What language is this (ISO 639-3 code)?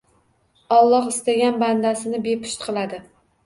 uzb